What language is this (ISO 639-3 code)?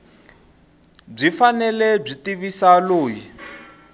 tso